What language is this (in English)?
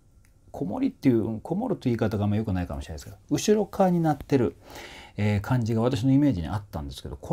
Japanese